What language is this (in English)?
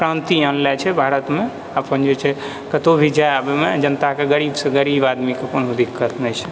Maithili